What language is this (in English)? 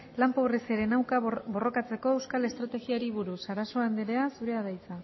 Basque